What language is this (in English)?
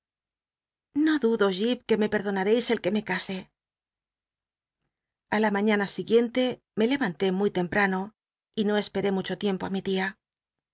Spanish